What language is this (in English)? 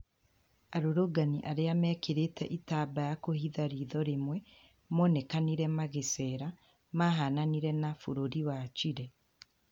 Kikuyu